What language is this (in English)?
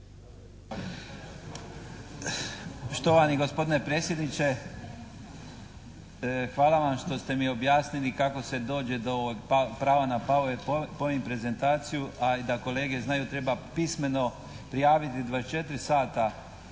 Croatian